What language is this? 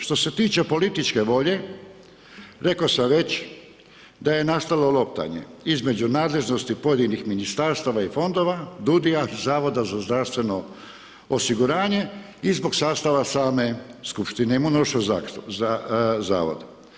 Croatian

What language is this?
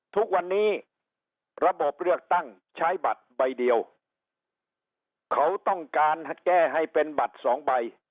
Thai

